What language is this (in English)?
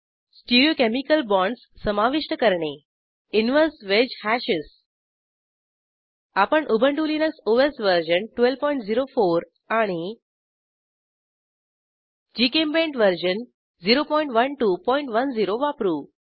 Marathi